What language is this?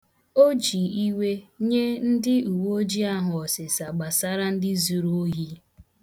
Igbo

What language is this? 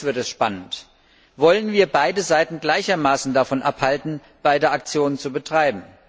German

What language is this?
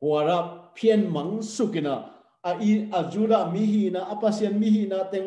Thai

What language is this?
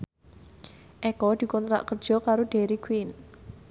Javanese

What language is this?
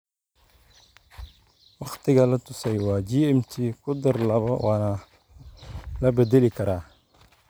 Somali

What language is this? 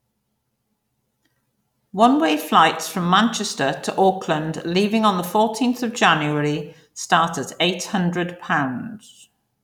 English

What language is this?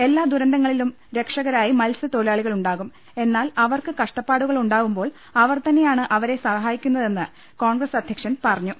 Malayalam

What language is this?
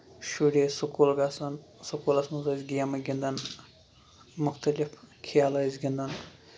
Kashmiri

